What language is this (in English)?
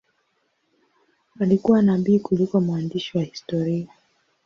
Swahili